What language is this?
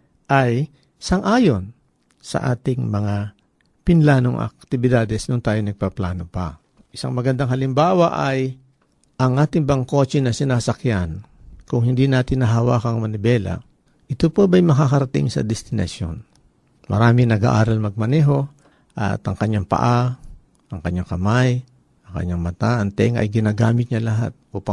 Filipino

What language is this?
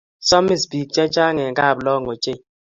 Kalenjin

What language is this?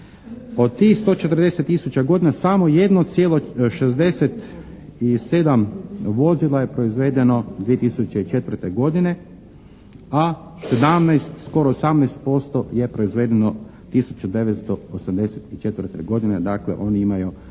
Croatian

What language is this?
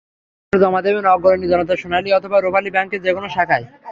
Bangla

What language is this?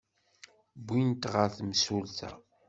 Kabyle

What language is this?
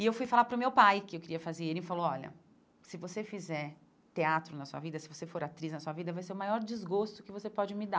Portuguese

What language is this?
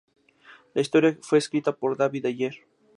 Spanish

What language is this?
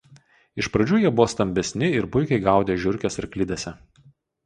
Lithuanian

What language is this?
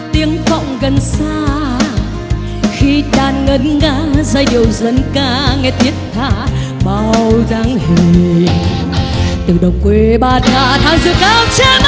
Vietnamese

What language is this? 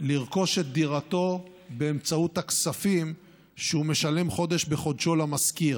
Hebrew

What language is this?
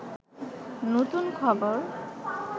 Bangla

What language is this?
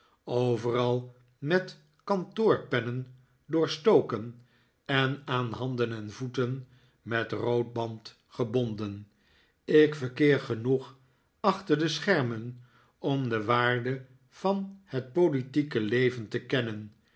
Dutch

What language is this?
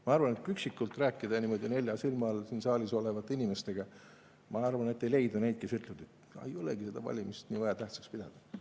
Estonian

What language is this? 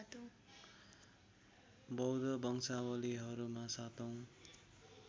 Nepali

